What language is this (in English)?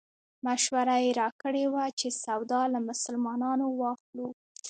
Pashto